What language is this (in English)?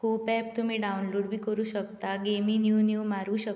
Konkani